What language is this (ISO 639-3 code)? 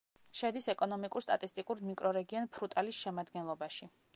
kat